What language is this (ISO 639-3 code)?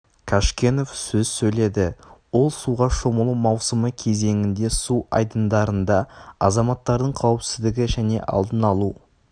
kaz